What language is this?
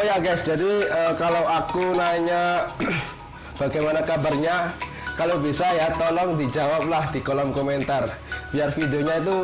Indonesian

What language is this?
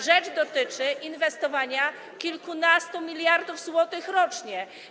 Polish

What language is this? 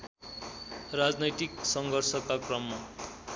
Nepali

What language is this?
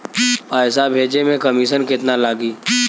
Bhojpuri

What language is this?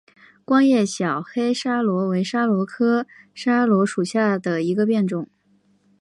Chinese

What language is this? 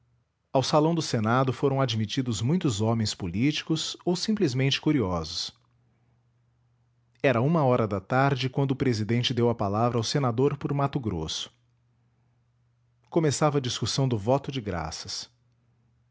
Portuguese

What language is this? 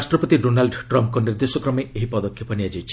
Odia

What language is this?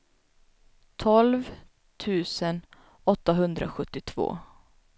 Swedish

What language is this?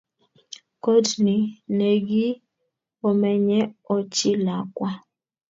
Kalenjin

